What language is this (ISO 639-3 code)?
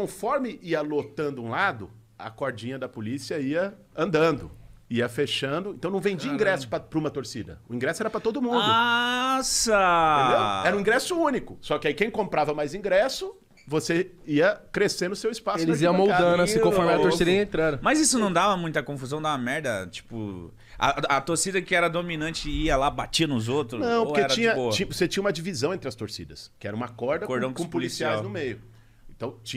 por